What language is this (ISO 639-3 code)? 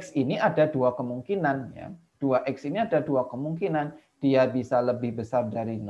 ind